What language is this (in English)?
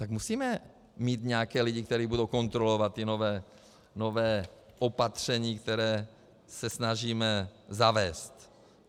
Czech